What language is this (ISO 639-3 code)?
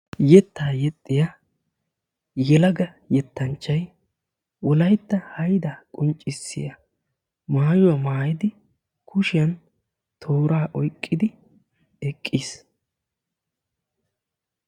wal